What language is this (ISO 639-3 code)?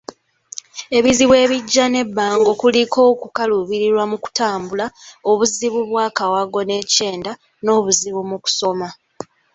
lug